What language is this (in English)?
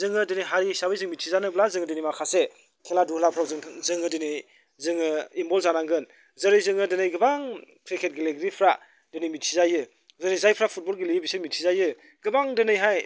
Bodo